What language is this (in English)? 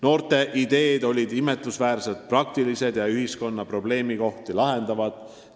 Estonian